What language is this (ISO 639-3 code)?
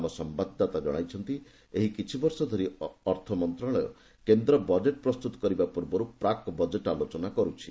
ori